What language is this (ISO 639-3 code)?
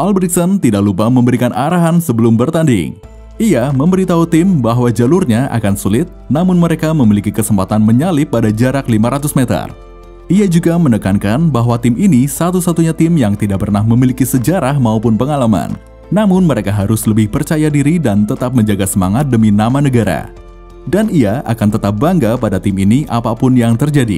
ind